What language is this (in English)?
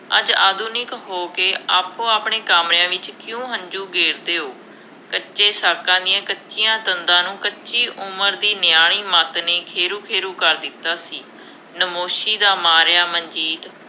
Punjabi